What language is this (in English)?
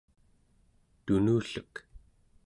Central Yupik